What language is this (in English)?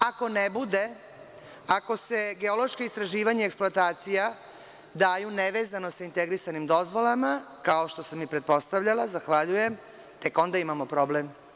Serbian